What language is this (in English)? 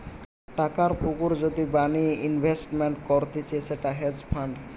Bangla